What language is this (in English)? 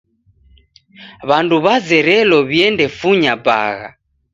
Taita